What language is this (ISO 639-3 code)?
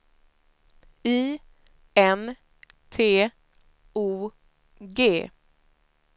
swe